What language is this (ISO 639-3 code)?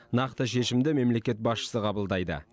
kaz